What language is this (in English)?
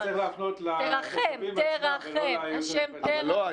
Hebrew